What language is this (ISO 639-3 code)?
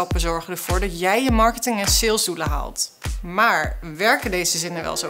nld